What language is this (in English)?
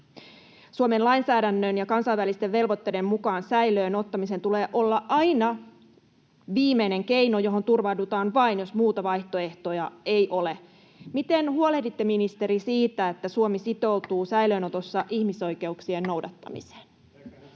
Finnish